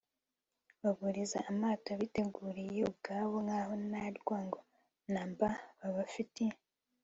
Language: Kinyarwanda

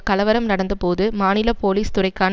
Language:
Tamil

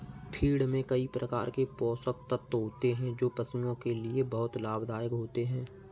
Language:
Hindi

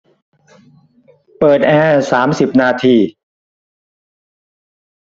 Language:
Thai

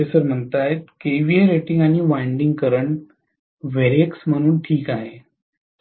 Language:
Marathi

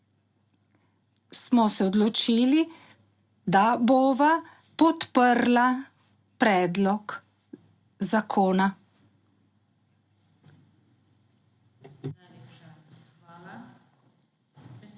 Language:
Slovenian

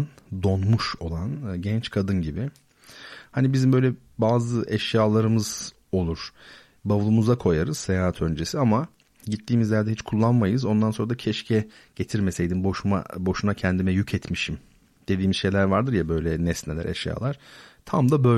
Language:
Turkish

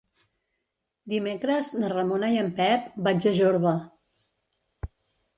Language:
Catalan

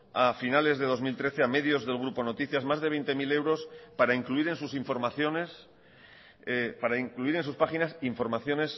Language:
Spanish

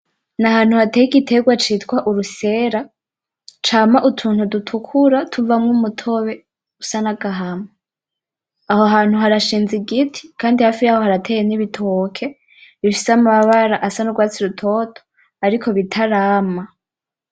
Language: Rundi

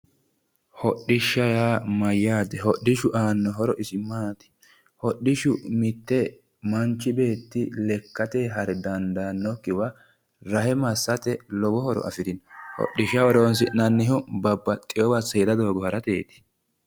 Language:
Sidamo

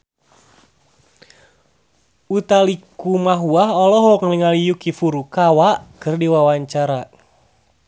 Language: Sundanese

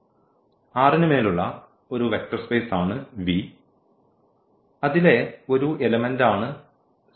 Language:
Malayalam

